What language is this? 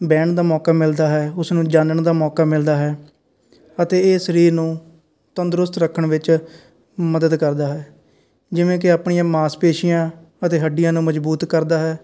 Punjabi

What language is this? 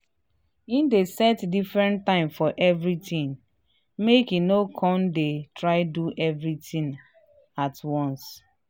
Nigerian Pidgin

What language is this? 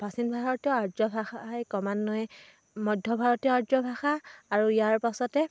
Assamese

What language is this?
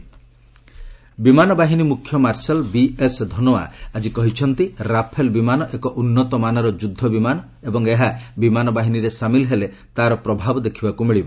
Odia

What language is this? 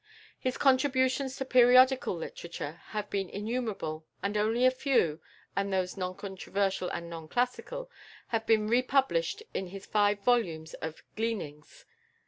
English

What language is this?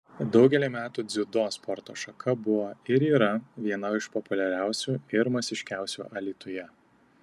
Lithuanian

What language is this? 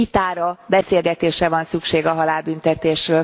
Hungarian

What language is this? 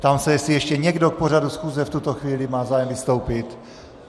Czech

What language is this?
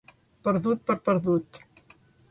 Catalan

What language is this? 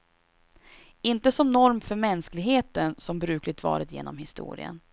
Swedish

